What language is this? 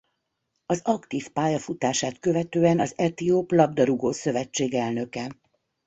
Hungarian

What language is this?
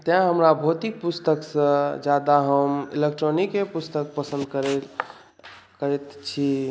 Maithili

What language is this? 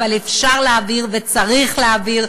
Hebrew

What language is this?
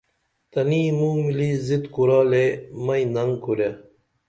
Dameli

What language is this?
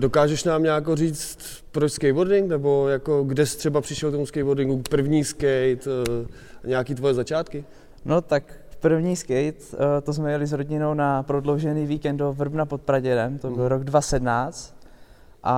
Czech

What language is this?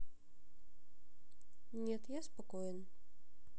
Russian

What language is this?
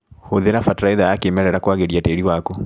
Kikuyu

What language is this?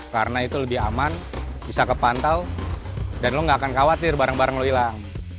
Indonesian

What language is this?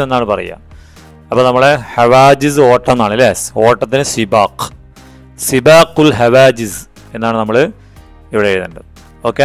Malayalam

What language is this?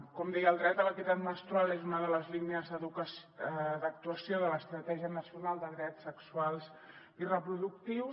Catalan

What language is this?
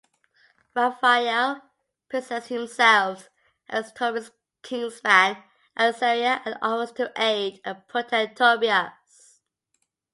English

